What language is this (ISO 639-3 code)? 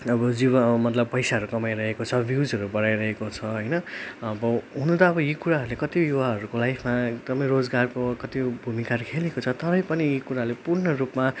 nep